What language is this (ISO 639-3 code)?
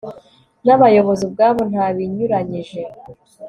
kin